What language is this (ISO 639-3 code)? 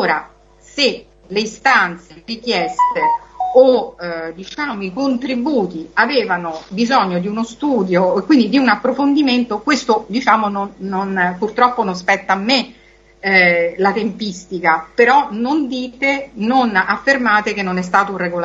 ita